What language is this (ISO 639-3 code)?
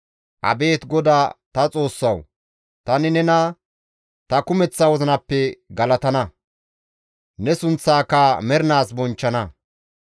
gmv